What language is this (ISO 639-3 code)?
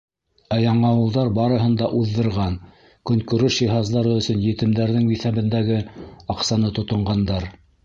bak